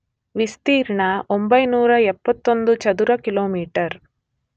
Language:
Kannada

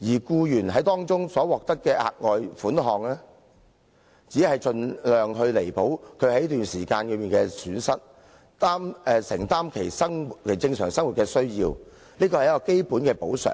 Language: Cantonese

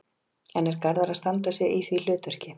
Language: Icelandic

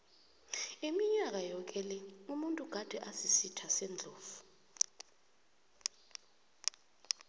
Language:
South Ndebele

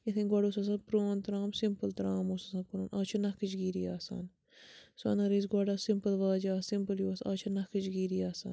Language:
Kashmiri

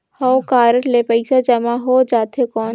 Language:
Chhattisgarhi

